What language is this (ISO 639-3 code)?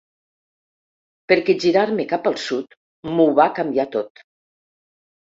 cat